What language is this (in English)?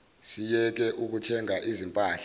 Zulu